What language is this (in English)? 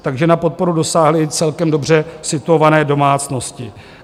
Czech